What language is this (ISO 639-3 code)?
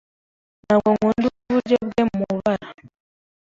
kin